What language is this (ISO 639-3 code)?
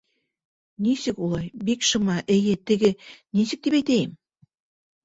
bak